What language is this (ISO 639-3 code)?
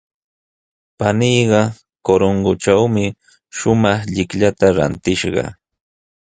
qws